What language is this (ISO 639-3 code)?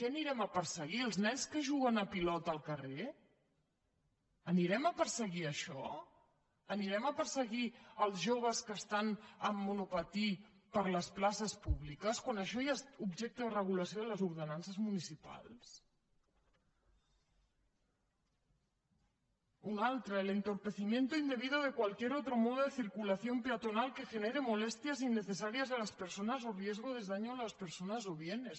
cat